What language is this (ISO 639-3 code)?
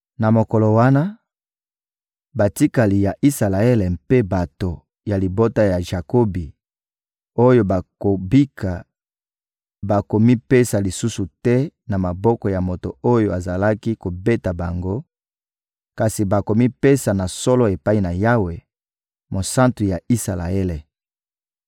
lin